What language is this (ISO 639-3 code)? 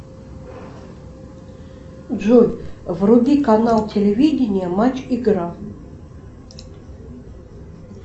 rus